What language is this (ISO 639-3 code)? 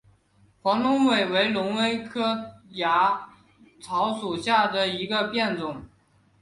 zho